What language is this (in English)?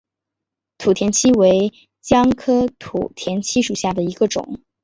Chinese